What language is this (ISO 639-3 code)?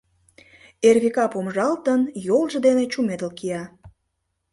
chm